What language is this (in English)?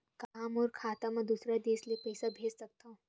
Chhattisgarhi